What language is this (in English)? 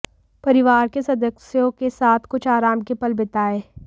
Hindi